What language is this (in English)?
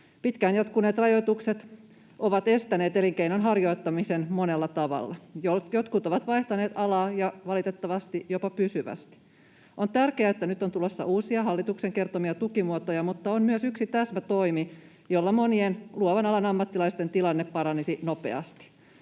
Finnish